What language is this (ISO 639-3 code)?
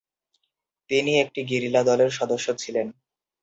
ben